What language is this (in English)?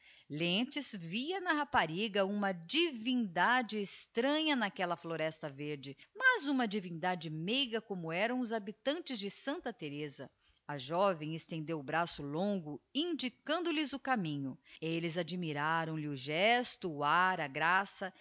Portuguese